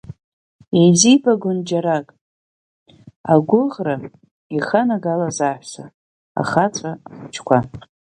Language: Abkhazian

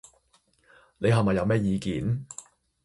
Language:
Cantonese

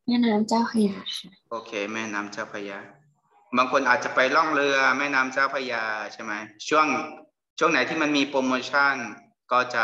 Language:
Thai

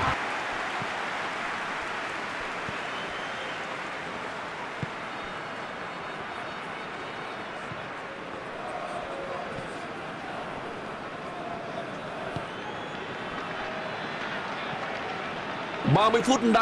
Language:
Vietnamese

